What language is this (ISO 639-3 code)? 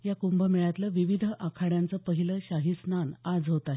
mar